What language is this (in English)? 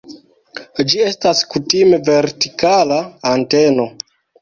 Esperanto